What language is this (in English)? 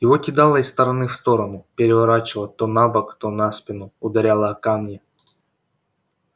Russian